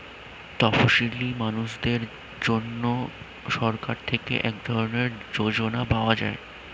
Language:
Bangla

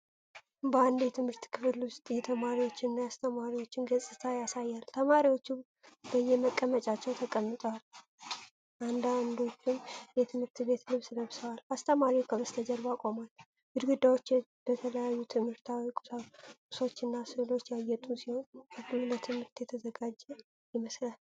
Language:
Amharic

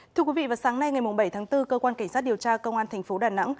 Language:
Vietnamese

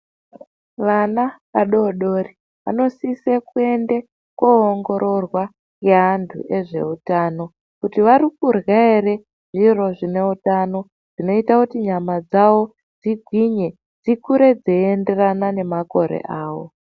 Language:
Ndau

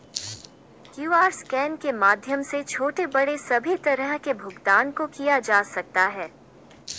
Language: Hindi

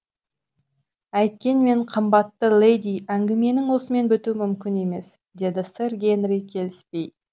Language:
Kazakh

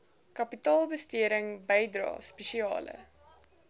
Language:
Afrikaans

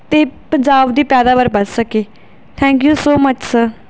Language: Punjabi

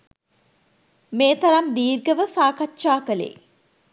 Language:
Sinhala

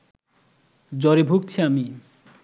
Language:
Bangla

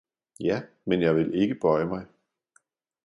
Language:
Danish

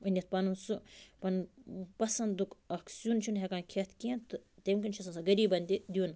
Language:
Kashmiri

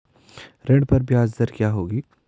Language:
Hindi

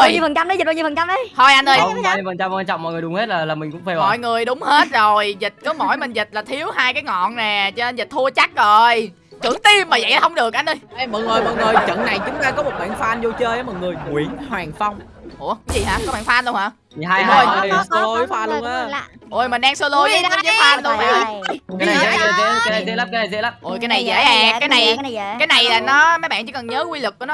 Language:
Vietnamese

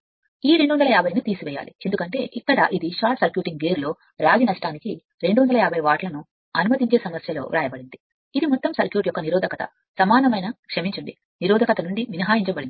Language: Telugu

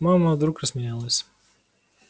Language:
Russian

